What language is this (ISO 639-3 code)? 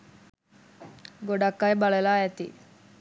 sin